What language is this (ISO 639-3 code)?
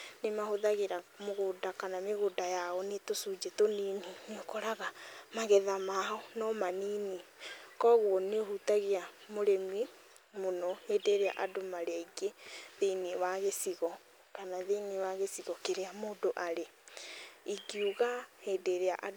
kik